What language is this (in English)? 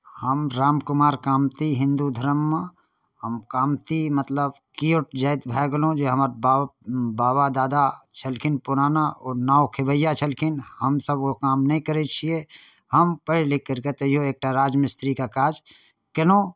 Maithili